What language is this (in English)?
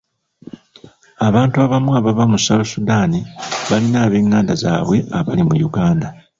Ganda